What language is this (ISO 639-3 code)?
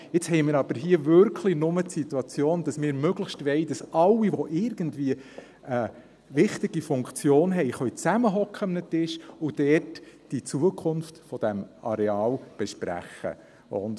gsw